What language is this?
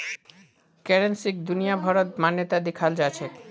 Magahi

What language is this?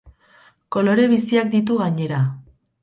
Basque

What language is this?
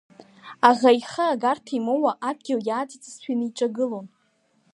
Abkhazian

